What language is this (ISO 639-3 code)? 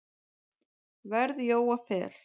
isl